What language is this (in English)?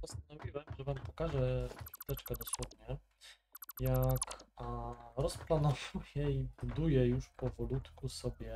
Polish